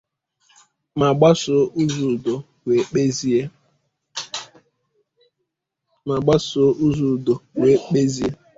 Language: Igbo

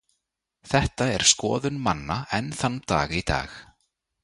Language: Icelandic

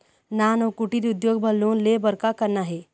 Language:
Chhattisgarhi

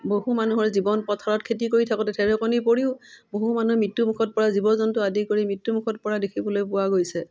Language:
Assamese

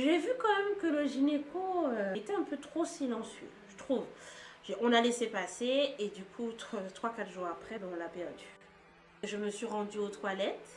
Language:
French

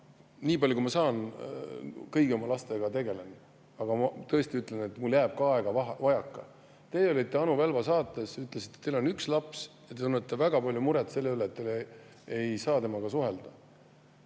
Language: Estonian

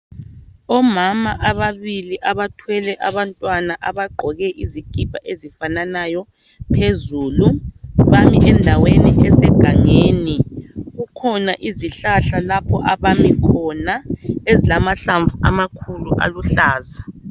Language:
North Ndebele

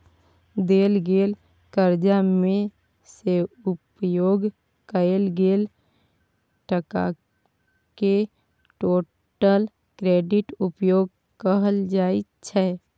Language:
Maithili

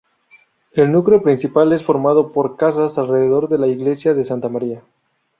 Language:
Spanish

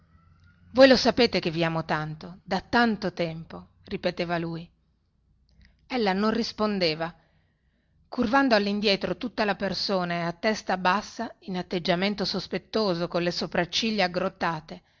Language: Italian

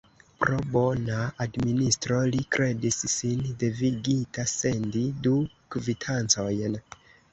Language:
Esperanto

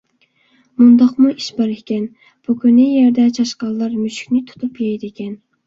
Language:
Uyghur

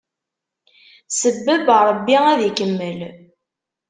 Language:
Kabyle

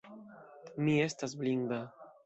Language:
Esperanto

